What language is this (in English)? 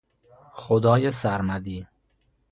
Persian